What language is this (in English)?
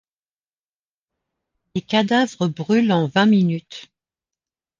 French